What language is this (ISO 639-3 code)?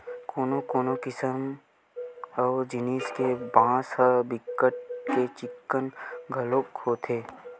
hne